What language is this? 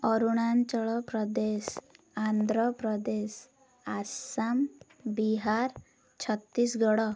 Odia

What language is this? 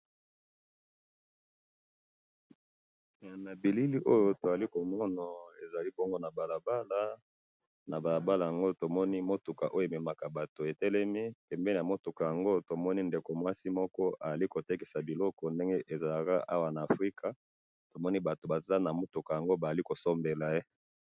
Lingala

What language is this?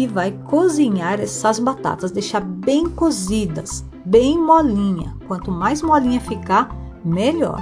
Portuguese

